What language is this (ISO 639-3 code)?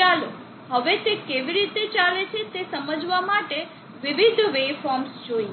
guj